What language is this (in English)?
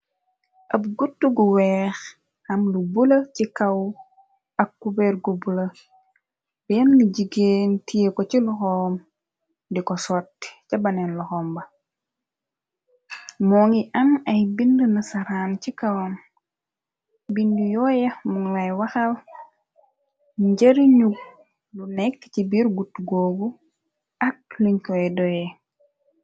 Wolof